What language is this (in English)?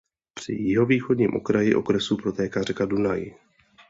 Czech